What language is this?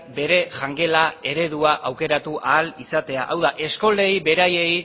Basque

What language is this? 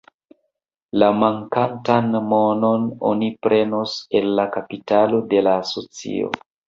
Esperanto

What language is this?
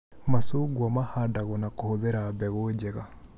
Kikuyu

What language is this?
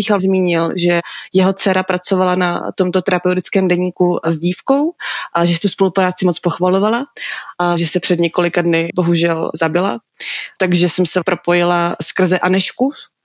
Czech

